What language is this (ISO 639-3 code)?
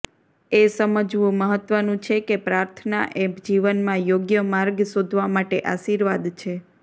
guj